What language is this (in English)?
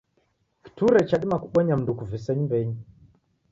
Taita